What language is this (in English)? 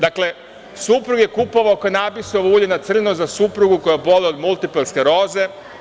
Serbian